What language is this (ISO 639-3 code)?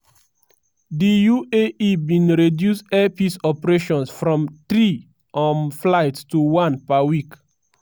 pcm